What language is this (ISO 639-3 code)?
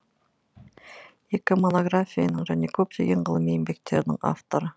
kaz